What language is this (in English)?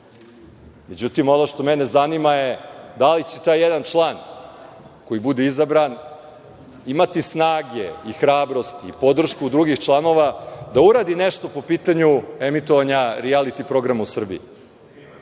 Serbian